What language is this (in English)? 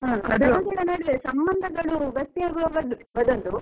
Kannada